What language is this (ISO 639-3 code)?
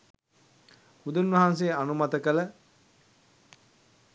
sin